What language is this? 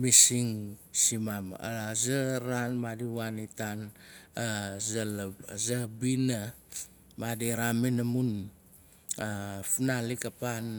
Nalik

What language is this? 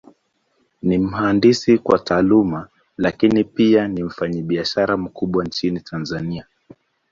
Swahili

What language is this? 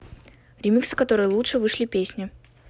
Russian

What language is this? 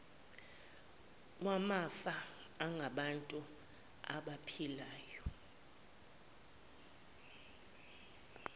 Zulu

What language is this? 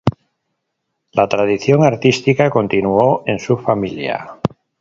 Spanish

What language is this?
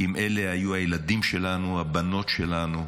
Hebrew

